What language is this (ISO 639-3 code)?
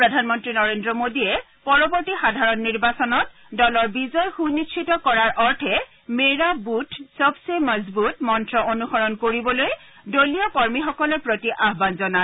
asm